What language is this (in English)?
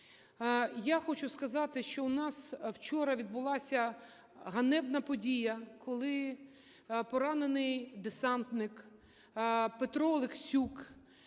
Ukrainian